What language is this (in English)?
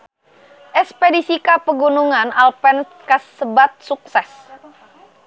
Sundanese